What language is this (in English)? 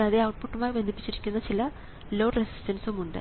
Malayalam